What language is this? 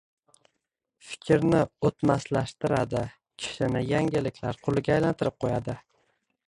Uzbek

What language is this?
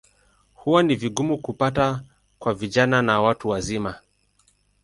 Swahili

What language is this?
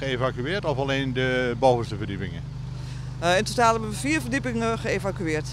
Dutch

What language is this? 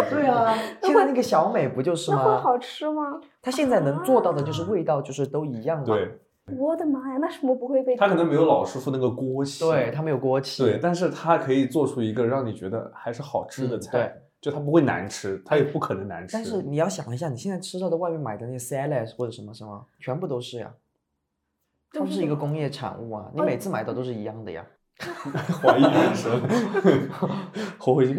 Chinese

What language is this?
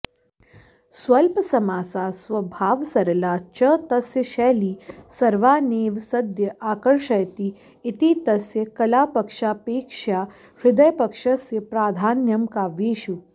Sanskrit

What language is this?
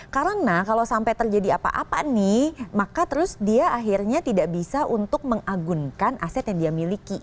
Indonesian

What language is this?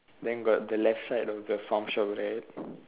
English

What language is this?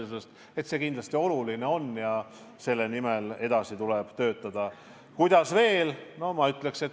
Estonian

